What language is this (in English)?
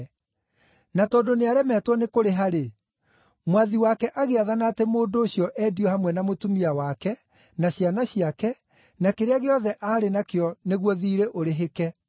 Kikuyu